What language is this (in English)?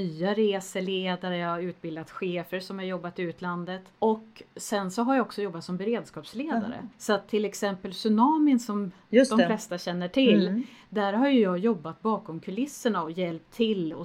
Swedish